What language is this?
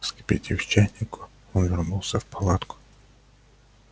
Russian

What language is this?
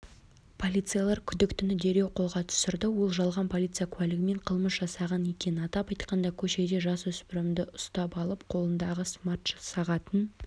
Kazakh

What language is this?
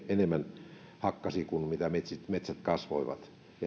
Finnish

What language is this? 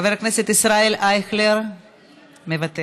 Hebrew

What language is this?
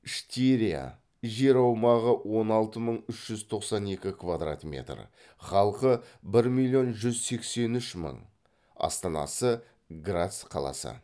Kazakh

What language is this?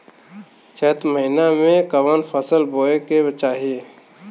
Bhojpuri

